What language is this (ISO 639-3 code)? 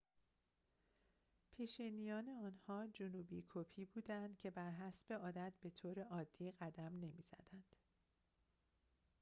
fas